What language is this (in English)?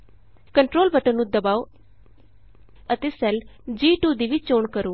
Punjabi